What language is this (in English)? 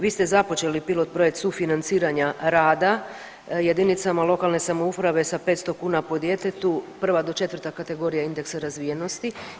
Croatian